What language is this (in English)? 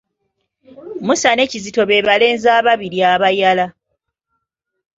Ganda